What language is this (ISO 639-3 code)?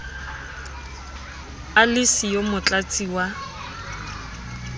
sot